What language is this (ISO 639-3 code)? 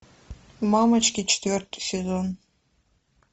rus